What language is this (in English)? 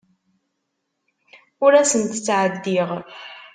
Kabyle